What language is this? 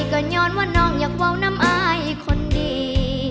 Thai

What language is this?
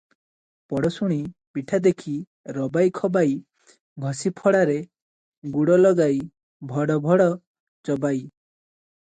Odia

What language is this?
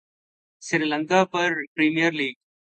Urdu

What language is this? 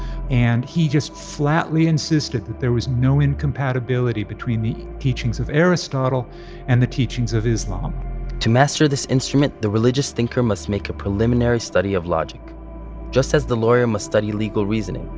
English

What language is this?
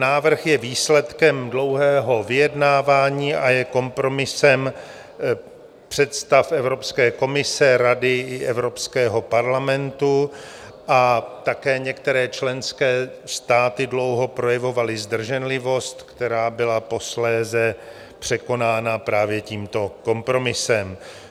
Czech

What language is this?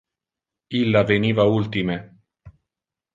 Interlingua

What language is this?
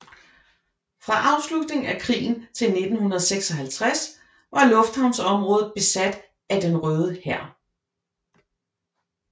Danish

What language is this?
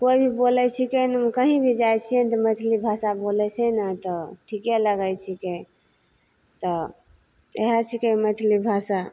Maithili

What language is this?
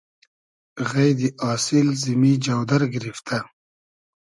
Hazaragi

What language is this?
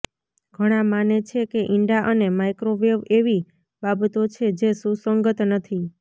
Gujarati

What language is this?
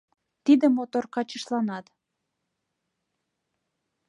Mari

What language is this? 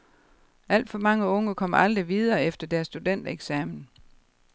Danish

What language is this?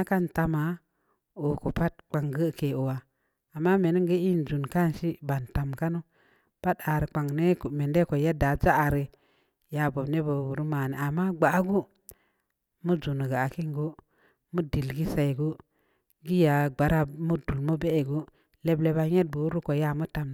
Samba Leko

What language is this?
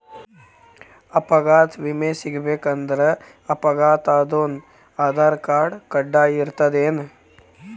Kannada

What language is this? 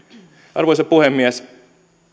Finnish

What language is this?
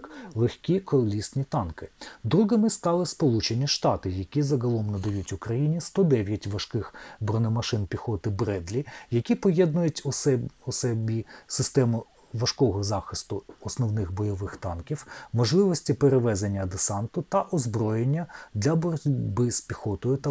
Ukrainian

